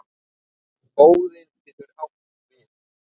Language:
Icelandic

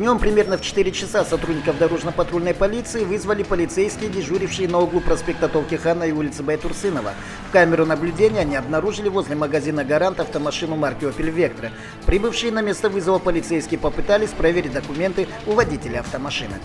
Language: Russian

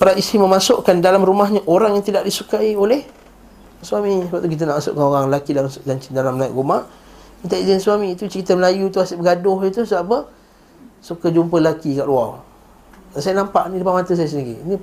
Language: Malay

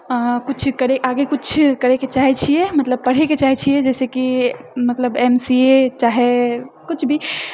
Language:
Maithili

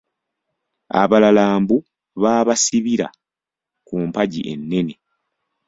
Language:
Ganda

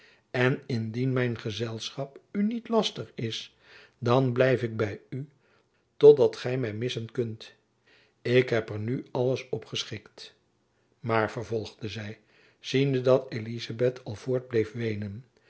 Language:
Dutch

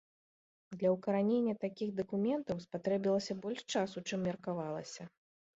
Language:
Belarusian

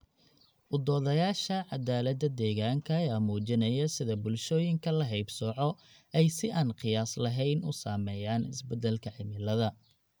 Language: Somali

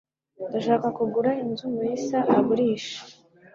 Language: Kinyarwanda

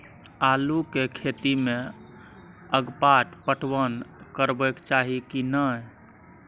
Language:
Maithili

